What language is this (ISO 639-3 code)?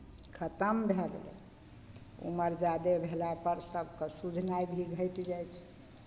mai